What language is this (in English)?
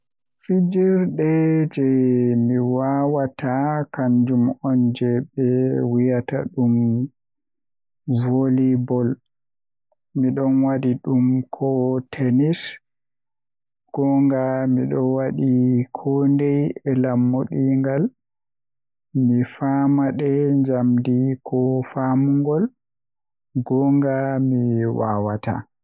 Western Niger Fulfulde